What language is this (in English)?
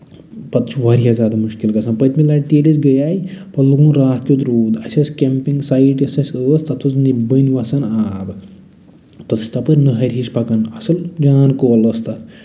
Kashmiri